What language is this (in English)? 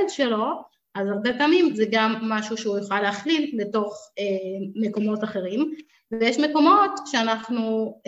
Hebrew